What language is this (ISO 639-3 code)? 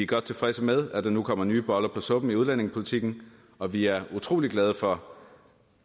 dan